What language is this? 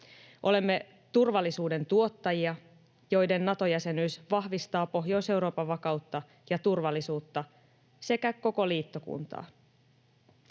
Finnish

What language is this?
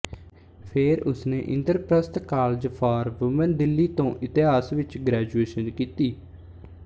Punjabi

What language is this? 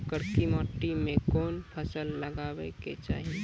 Maithili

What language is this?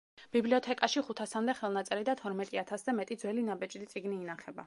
Georgian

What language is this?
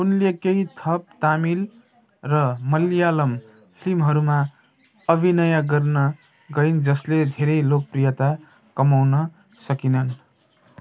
Nepali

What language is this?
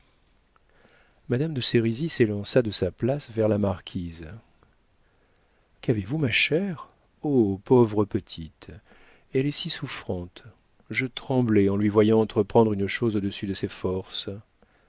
French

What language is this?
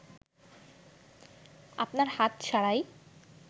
Bangla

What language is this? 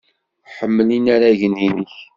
Kabyle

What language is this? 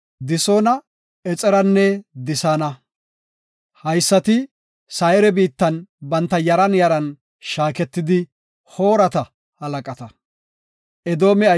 Gofa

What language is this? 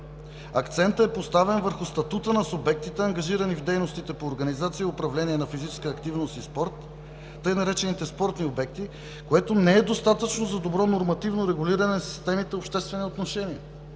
Bulgarian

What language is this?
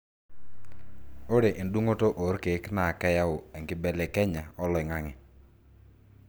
Masai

